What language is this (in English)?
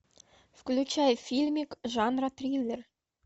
Russian